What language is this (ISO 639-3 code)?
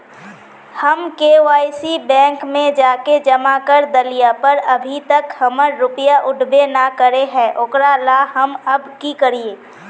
mag